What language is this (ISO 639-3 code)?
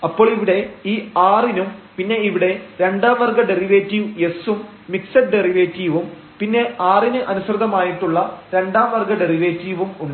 mal